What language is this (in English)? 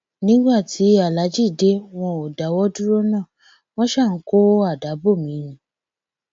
Yoruba